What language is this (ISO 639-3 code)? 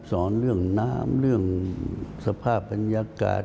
tha